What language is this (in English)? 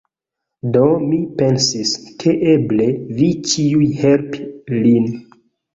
Esperanto